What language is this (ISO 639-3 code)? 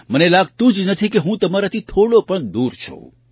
guj